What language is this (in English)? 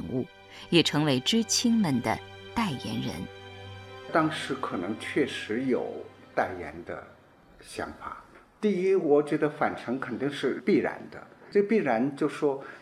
Chinese